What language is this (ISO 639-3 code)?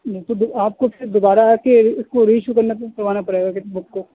urd